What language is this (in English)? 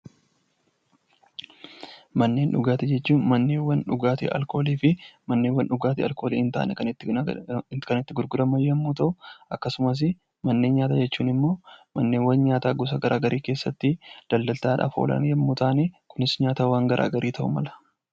Oromo